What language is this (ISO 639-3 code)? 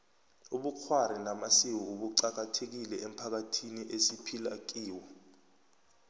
nbl